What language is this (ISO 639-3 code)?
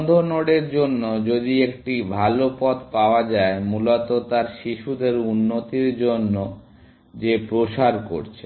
ben